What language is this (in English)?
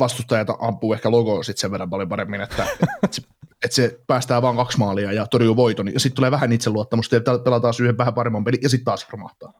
Finnish